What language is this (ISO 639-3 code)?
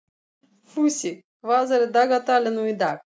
isl